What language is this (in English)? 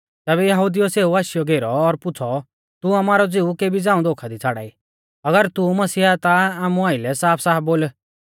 Mahasu Pahari